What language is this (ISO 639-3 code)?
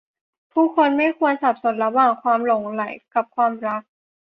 tha